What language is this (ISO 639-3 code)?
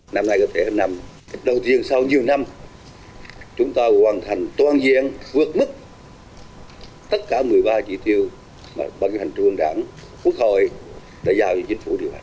vie